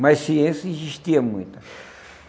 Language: Portuguese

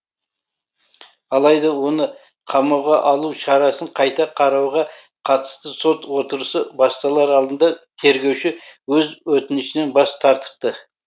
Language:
Kazakh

